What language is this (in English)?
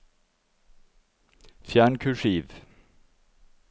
Norwegian